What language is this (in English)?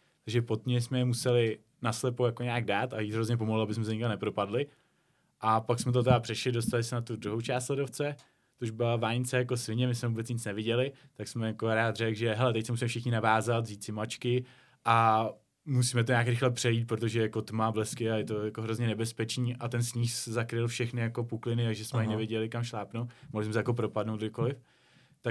Czech